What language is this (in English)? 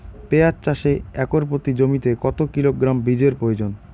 Bangla